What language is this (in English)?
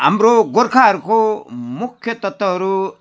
Nepali